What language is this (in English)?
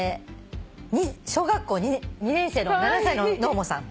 Japanese